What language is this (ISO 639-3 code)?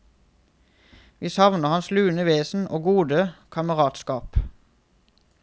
nor